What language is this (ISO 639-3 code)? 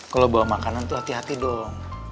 ind